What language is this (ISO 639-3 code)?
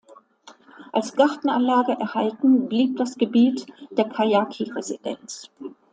deu